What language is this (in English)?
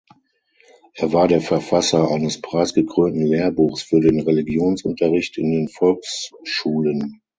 German